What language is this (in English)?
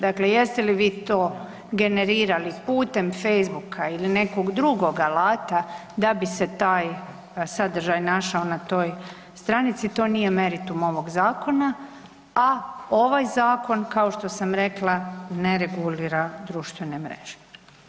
Croatian